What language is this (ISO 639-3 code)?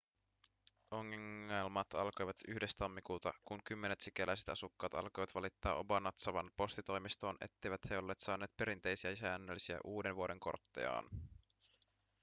fin